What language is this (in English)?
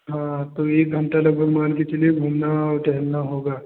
Hindi